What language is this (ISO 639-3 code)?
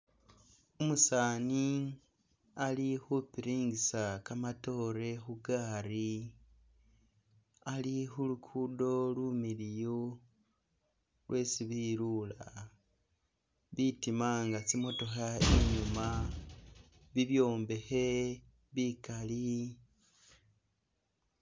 myx